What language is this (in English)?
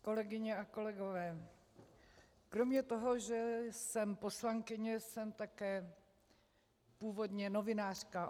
Czech